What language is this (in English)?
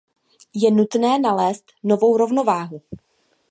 Czech